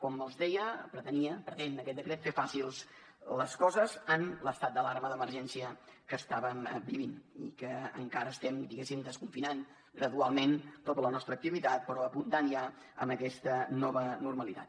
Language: Catalan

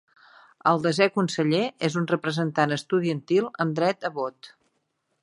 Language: Catalan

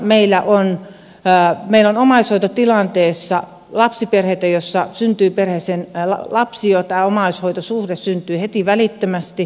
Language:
Finnish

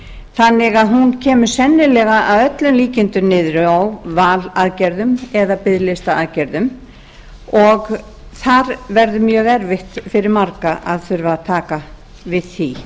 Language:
Icelandic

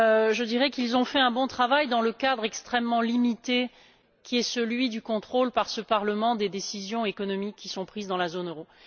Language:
French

